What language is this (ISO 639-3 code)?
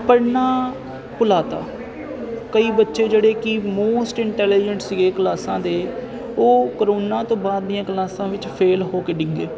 pan